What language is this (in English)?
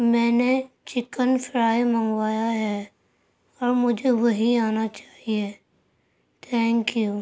Urdu